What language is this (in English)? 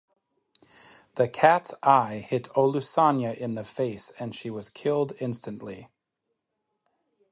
English